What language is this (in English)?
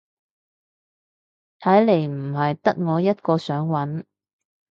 Cantonese